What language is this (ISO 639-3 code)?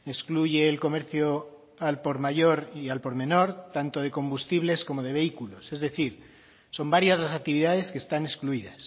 spa